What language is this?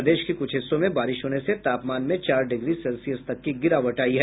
Hindi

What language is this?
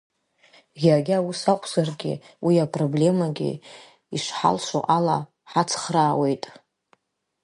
Abkhazian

